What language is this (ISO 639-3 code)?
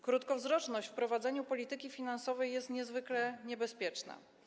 pol